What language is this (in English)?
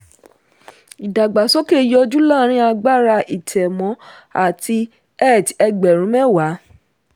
Yoruba